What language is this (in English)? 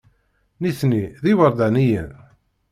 Kabyle